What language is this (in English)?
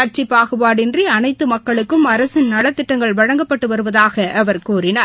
Tamil